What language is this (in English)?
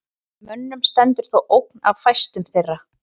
Icelandic